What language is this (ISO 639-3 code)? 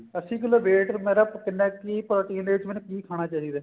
pan